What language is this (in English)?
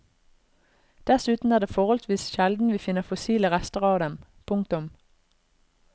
Norwegian